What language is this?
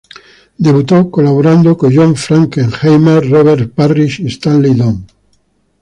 Spanish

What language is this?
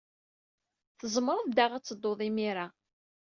Kabyle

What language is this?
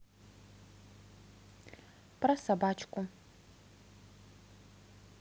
Russian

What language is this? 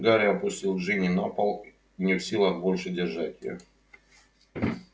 Russian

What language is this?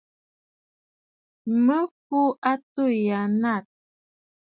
Bafut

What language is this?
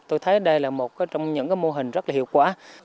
Vietnamese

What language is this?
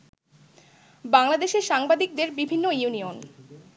Bangla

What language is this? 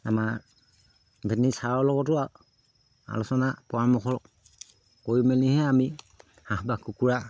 Assamese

